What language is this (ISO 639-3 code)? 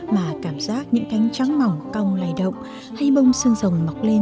vie